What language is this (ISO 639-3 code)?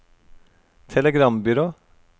nor